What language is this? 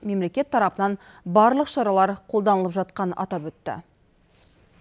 Kazakh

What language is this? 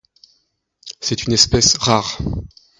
French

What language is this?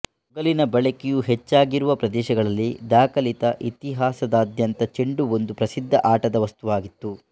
Kannada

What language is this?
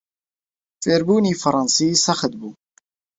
Central Kurdish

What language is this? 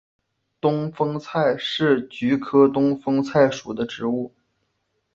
Chinese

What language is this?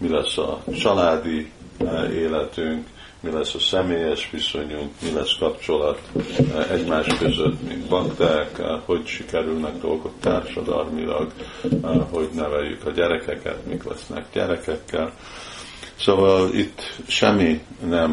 Hungarian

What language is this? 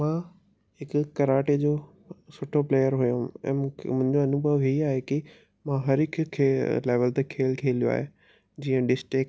Sindhi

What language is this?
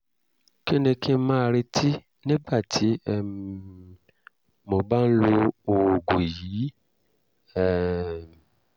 Yoruba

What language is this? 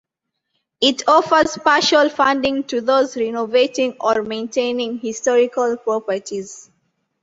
English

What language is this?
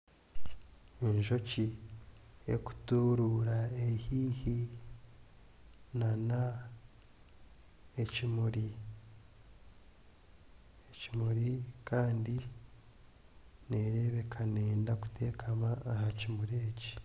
Nyankole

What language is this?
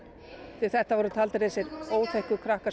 Icelandic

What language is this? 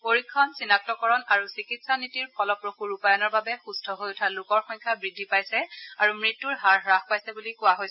Assamese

